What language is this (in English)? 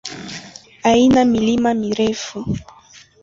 Swahili